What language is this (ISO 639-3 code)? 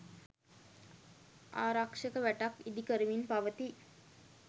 sin